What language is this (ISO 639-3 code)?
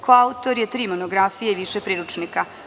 srp